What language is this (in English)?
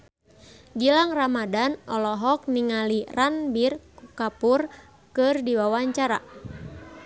Sundanese